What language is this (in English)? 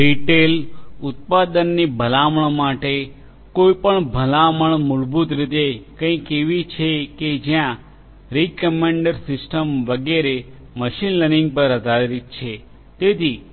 Gujarati